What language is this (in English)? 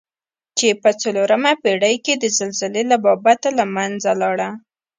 Pashto